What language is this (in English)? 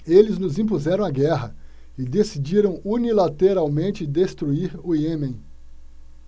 Portuguese